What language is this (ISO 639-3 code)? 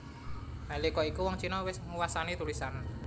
jav